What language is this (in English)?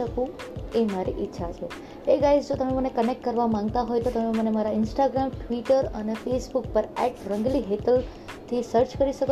Gujarati